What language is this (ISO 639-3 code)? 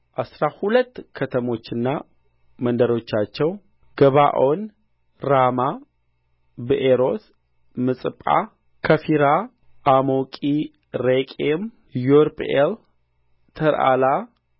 amh